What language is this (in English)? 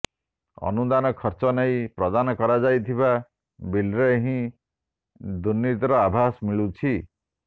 Odia